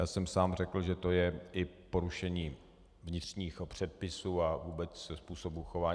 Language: Czech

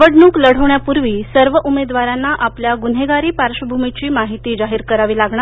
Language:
Marathi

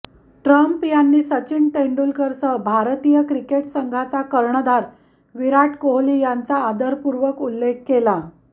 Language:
Marathi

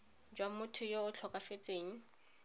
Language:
Tswana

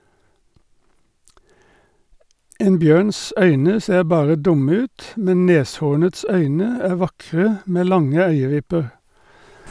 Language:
Norwegian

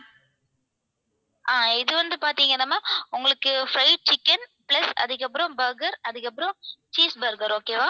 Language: Tamil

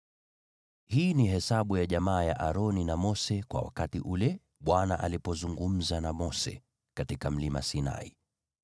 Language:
Swahili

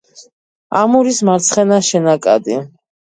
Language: Georgian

